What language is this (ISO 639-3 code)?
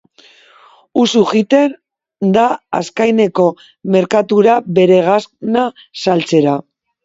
eus